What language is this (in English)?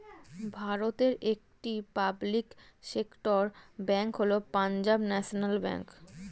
Bangla